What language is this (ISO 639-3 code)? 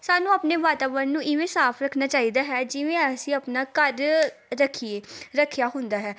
pan